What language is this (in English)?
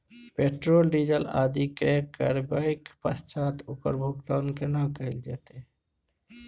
Maithili